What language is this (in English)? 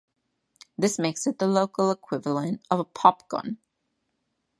English